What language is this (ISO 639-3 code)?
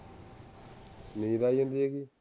pan